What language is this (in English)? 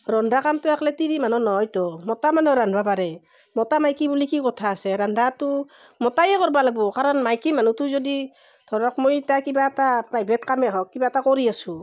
Assamese